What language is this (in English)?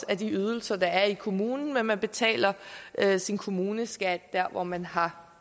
Danish